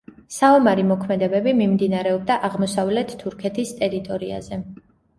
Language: Georgian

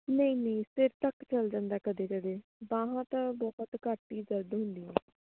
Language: Punjabi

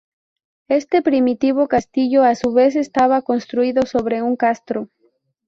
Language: Spanish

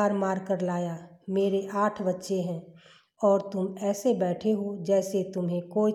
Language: Hindi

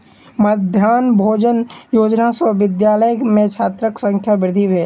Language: Maithili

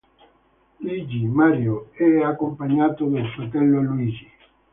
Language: Italian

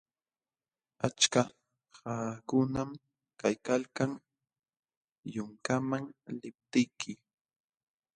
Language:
Jauja Wanca Quechua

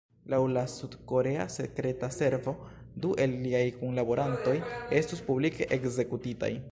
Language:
Esperanto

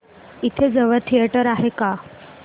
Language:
Marathi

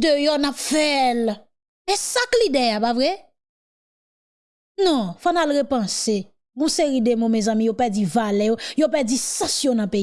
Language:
French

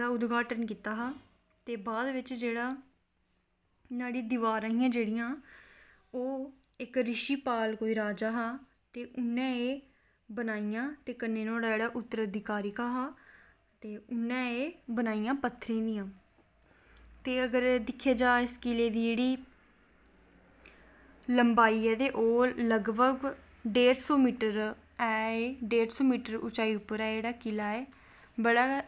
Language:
Dogri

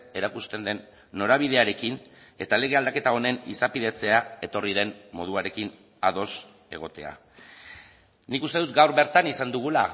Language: Basque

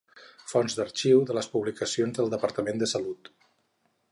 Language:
Catalan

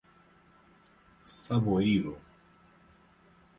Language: Portuguese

